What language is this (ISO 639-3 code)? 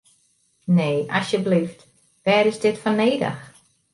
fry